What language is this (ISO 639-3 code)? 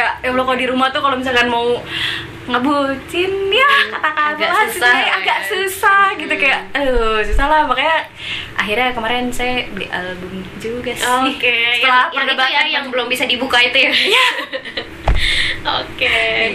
ind